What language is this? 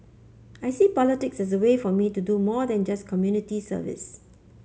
English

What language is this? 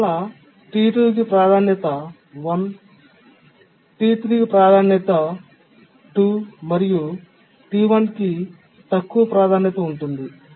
Telugu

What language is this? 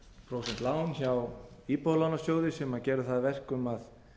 Icelandic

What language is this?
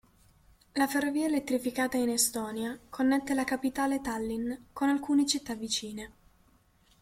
Italian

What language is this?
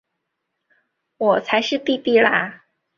Chinese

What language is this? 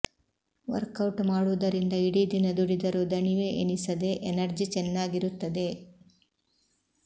Kannada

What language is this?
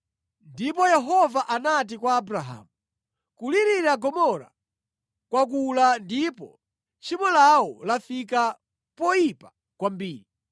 Nyanja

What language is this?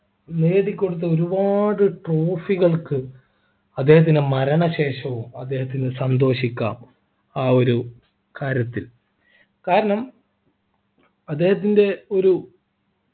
Malayalam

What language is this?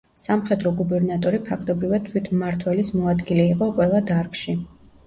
Georgian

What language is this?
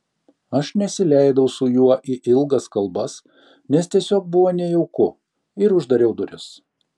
Lithuanian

